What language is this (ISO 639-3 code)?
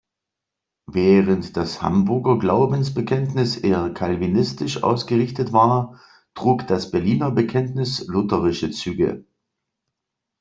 deu